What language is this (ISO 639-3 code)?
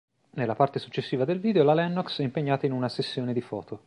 ita